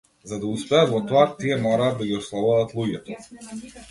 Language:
Macedonian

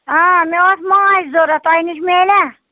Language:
Kashmiri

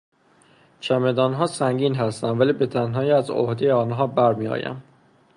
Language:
Persian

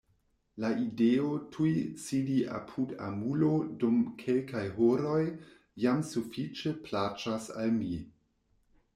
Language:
Esperanto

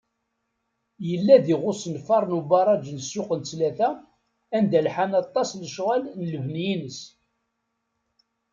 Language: Kabyle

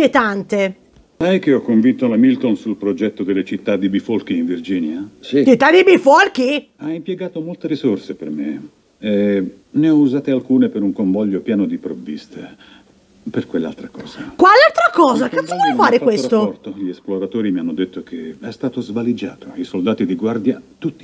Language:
Italian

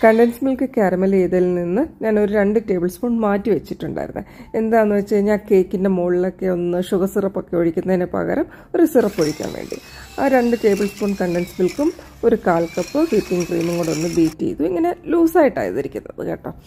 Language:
Malayalam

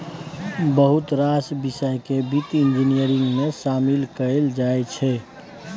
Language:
Maithili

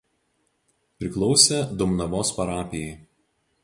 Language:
Lithuanian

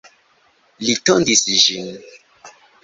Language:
Esperanto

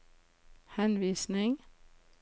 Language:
Norwegian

